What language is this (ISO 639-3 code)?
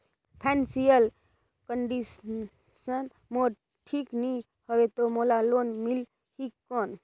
hne